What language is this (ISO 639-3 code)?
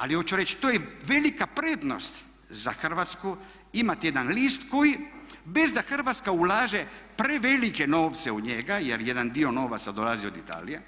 hrv